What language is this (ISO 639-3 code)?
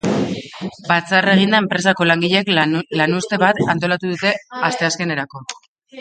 eus